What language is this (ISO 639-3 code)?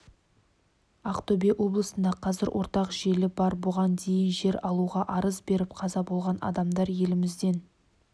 kaz